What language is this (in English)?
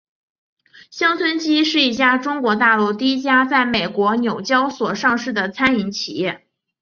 Chinese